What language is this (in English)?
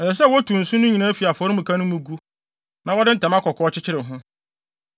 Akan